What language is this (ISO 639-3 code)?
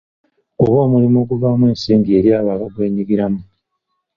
lug